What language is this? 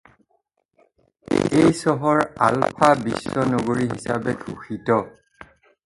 Assamese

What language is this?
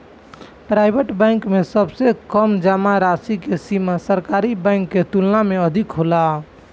Bhojpuri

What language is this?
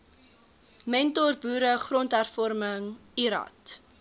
Afrikaans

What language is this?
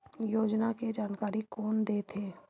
Chhattisgarhi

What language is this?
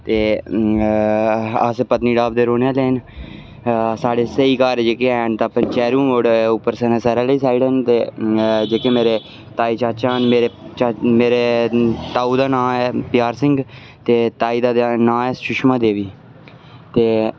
Dogri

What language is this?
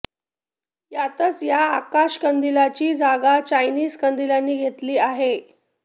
Marathi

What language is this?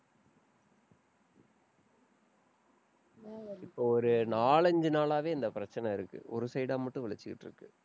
Tamil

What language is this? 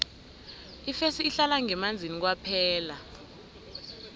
South Ndebele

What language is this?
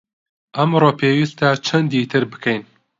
Central Kurdish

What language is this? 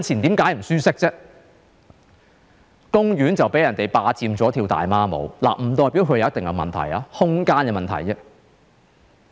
Cantonese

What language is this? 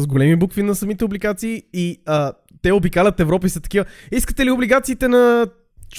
Bulgarian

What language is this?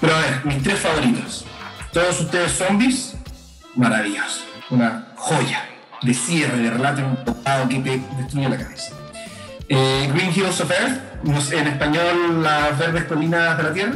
Spanish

